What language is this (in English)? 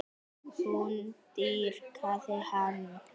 Icelandic